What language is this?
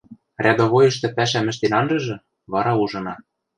Western Mari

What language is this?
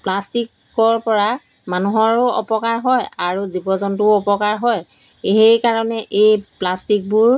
Assamese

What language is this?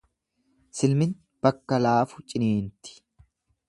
Oromo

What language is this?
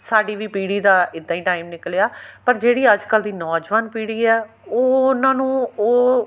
Punjabi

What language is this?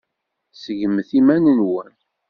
Kabyle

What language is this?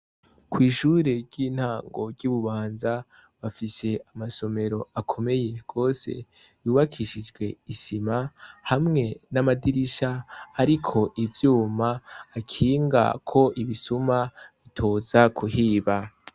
Rundi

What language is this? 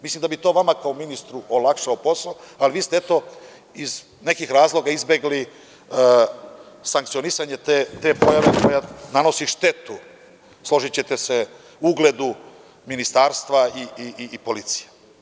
Serbian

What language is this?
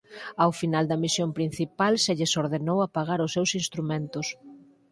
Galician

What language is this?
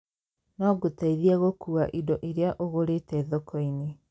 Kikuyu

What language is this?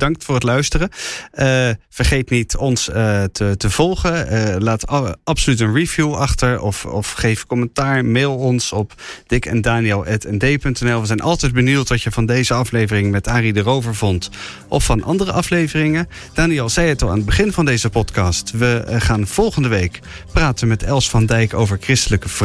Dutch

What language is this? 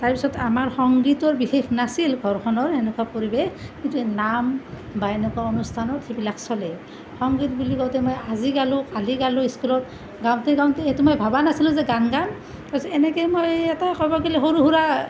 Assamese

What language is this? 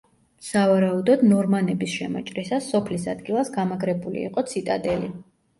Georgian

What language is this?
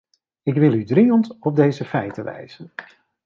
Dutch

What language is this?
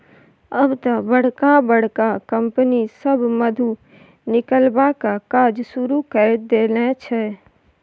Maithili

